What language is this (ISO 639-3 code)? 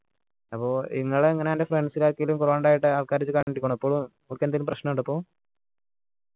mal